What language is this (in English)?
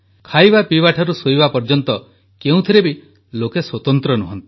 Odia